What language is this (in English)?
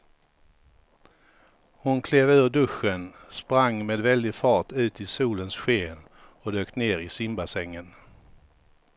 Swedish